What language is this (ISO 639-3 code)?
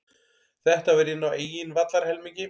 isl